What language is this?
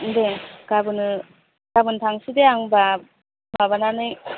Bodo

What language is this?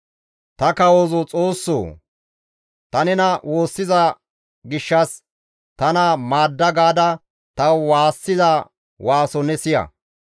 Gamo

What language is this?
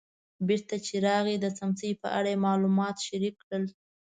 Pashto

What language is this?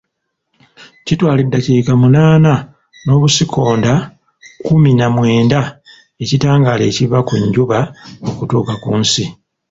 Ganda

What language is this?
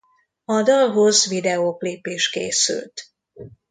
Hungarian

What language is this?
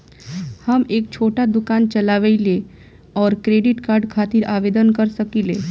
Bhojpuri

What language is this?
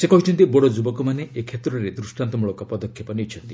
Odia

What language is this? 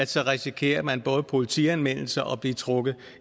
Danish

